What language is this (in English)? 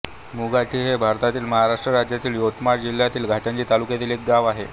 Marathi